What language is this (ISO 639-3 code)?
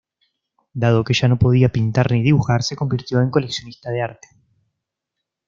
spa